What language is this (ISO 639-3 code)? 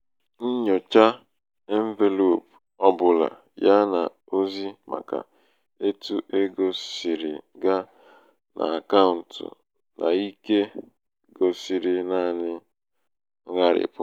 ibo